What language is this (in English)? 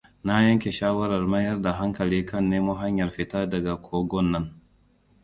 Hausa